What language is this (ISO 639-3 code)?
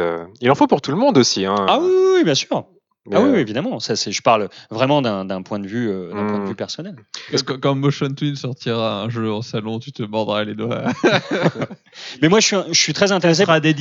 fra